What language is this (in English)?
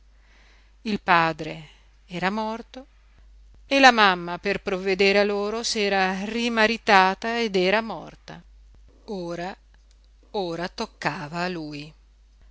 Italian